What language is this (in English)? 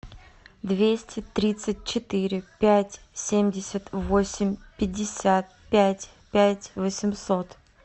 Russian